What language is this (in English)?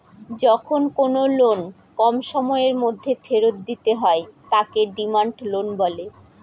Bangla